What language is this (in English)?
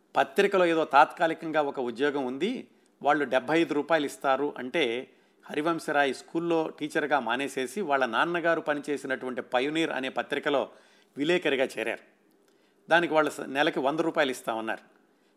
Telugu